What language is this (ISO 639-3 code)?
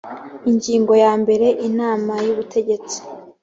kin